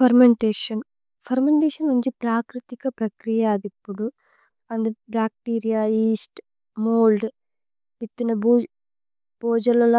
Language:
Tulu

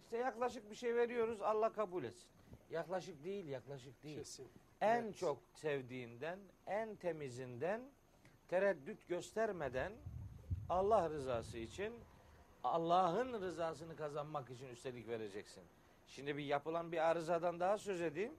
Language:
Turkish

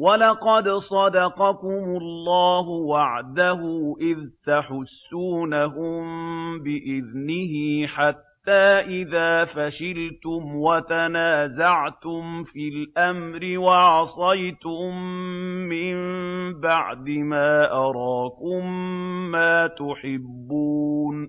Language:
Arabic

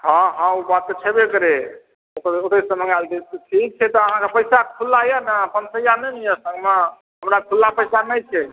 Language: Maithili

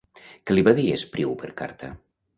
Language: Catalan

